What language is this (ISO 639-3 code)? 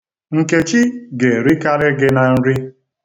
ibo